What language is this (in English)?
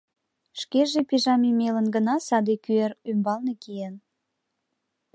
Mari